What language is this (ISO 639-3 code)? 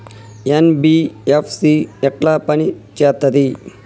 tel